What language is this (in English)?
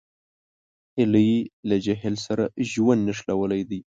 Pashto